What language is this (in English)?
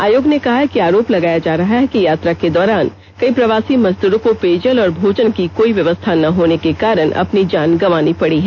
Hindi